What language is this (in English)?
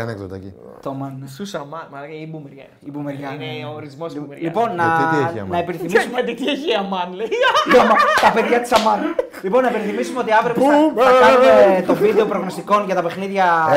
Greek